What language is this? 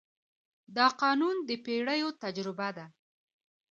Pashto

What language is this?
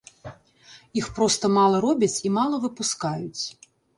Belarusian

